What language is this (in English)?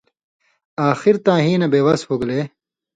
Indus Kohistani